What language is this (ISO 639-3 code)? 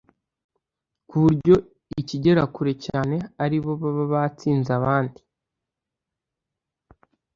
kin